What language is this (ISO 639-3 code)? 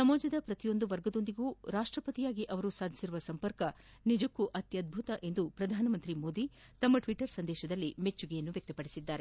kan